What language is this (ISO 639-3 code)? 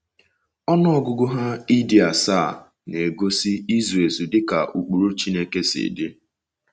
ibo